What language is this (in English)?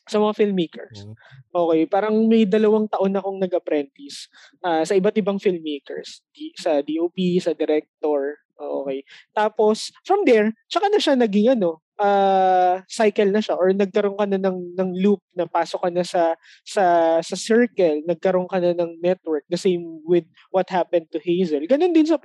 Filipino